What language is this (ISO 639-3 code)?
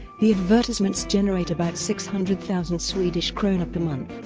eng